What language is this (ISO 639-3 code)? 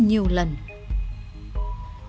vie